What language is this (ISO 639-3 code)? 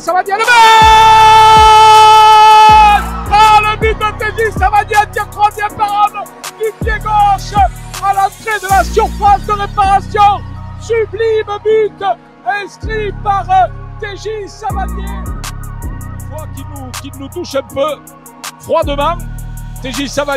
fra